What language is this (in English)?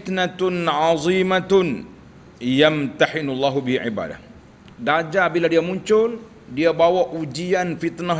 Malay